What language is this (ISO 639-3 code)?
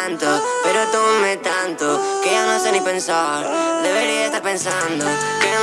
ita